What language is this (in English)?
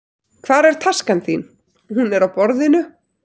Icelandic